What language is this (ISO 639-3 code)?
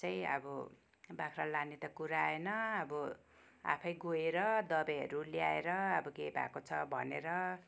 nep